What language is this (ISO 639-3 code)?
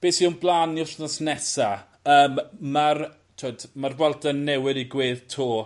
cym